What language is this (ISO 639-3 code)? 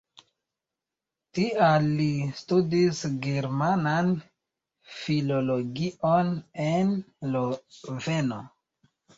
epo